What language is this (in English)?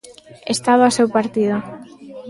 Galician